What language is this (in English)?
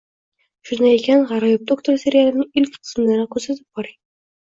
Uzbek